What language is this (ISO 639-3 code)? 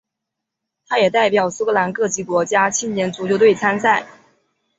zho